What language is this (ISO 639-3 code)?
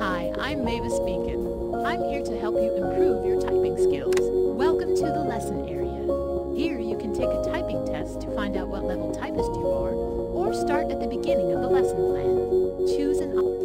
eng